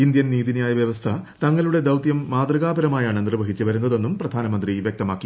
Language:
Malayalam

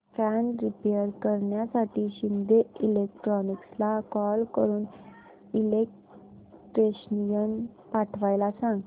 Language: Marathi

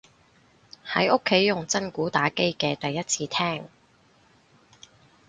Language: Cantonese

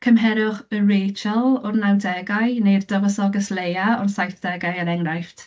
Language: Welsh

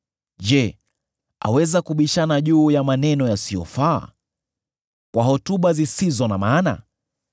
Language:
Swahili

